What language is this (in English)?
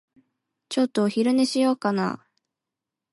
Japanese